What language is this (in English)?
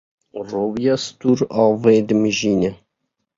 Kurdish